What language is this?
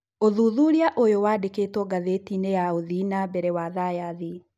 Kikuyu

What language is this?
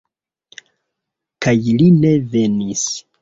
Esperanto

